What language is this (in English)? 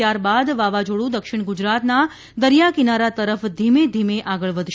Gujarati